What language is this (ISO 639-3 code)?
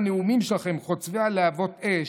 heb